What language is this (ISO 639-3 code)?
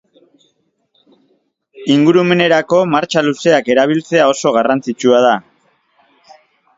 eus